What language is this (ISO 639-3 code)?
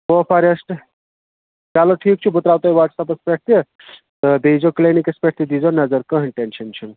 kas